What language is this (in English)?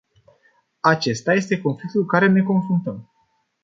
Romanian